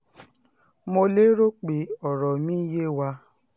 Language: Yoruba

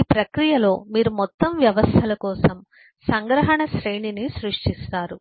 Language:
Telugu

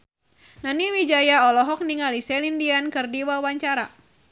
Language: Sundanese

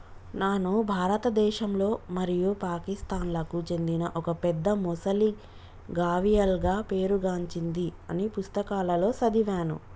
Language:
Telugu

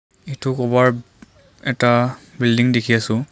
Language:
Assamese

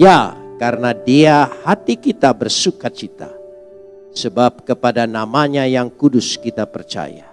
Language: Indonesian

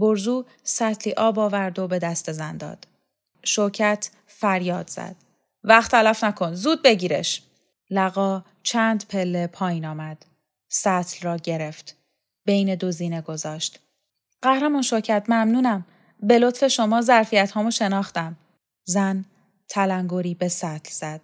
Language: Persian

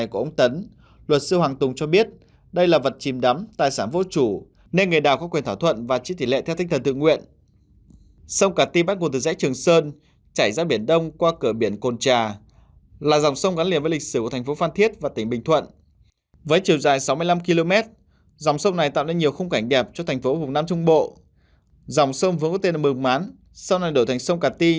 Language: Vietnamese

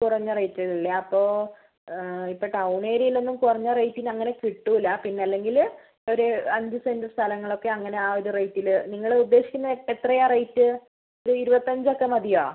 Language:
Malayalam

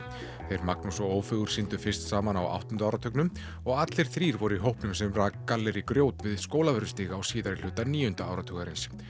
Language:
Icelandic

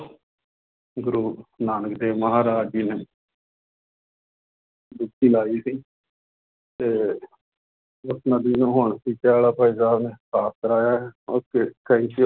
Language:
Punjabi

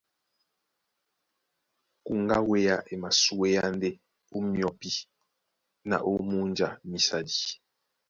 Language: Duala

